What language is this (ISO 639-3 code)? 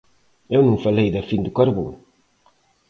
glg